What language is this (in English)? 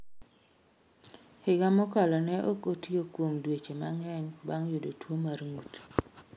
Luo (Kenya and Tanzania)